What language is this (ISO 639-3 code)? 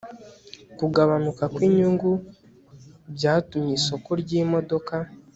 kin